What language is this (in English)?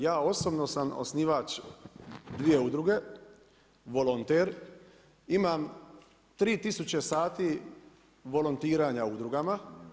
Croatian